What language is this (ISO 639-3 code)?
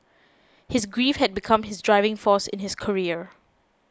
eng